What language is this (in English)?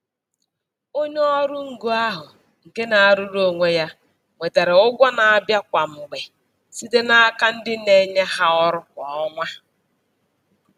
Igbo